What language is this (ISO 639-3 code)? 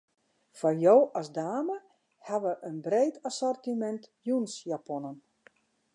fry